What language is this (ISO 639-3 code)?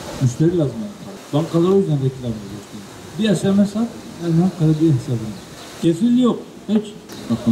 tur